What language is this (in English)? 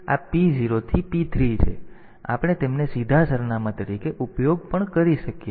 Gujarati